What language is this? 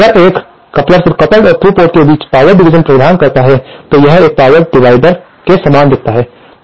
Hindi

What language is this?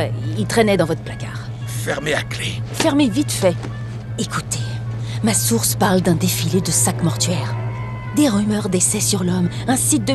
French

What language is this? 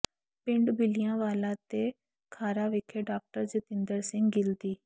Punjabi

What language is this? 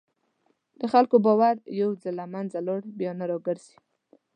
Pashto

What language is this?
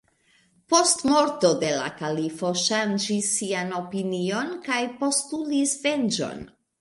Esperanto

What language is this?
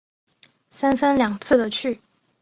Chinese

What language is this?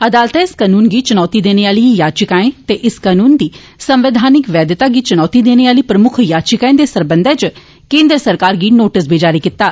Dogri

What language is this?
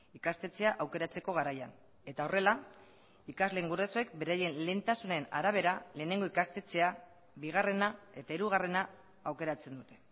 Basque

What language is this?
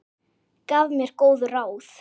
Icelandic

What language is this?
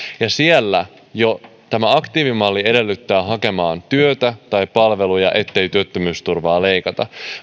Finnish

